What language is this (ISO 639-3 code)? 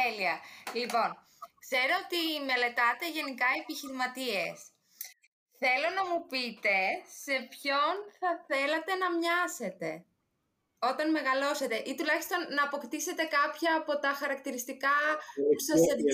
ell